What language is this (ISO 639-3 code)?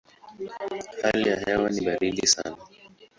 swa